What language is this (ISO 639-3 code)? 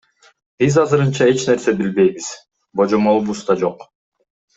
kir